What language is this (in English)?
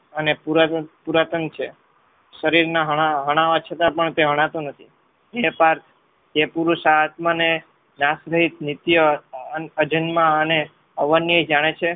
Gujarati